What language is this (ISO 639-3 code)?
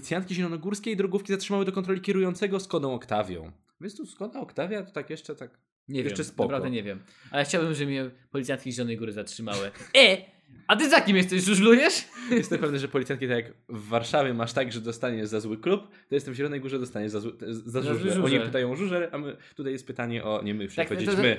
pol